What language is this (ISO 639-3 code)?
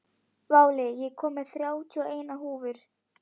isl